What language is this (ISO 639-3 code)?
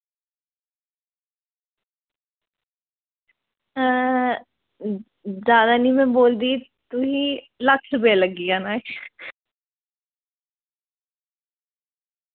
doi